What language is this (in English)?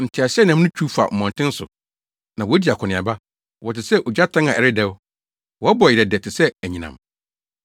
Akan